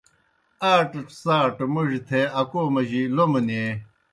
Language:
Kohistani Shina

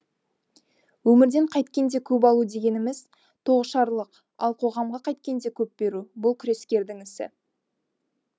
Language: Kazakh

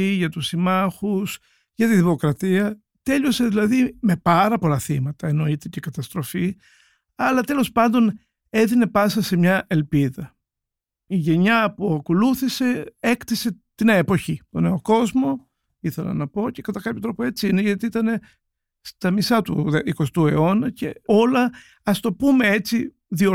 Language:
Greek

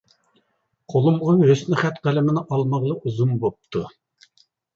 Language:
Uyghur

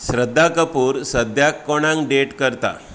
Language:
Konkani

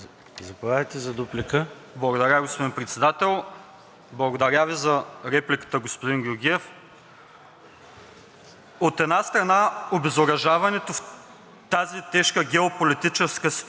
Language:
Bulgarian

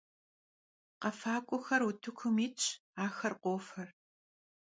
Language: Kabardian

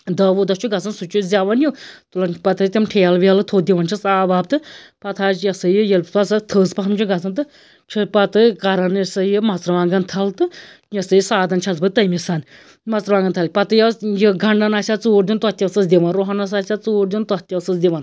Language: Kashmiri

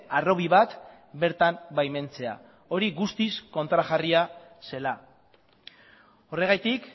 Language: Basque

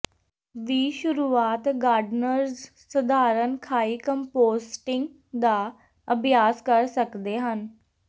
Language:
Punjabi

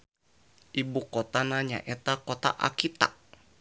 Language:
Sundanese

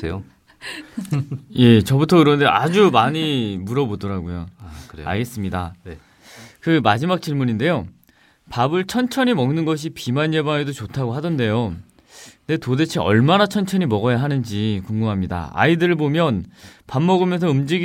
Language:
Korean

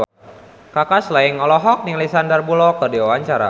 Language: Sundanese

